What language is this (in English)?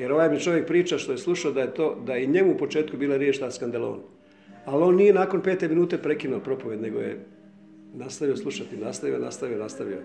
Croatian